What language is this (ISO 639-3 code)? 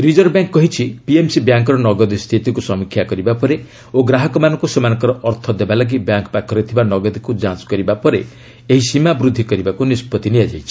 ori